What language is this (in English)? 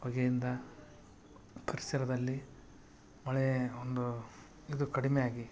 Kannada